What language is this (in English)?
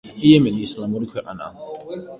Georgian